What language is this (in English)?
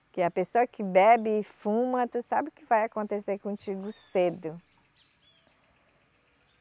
Portuguese